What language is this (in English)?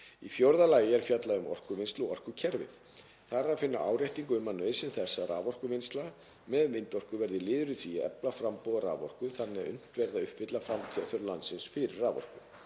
Icelandic